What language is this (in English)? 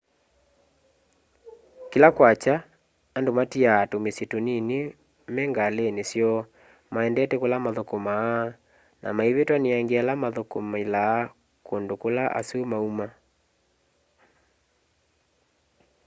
Kamba